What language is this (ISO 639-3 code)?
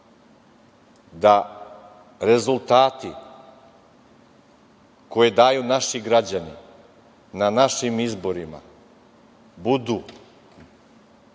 srp